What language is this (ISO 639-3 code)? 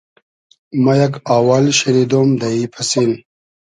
haz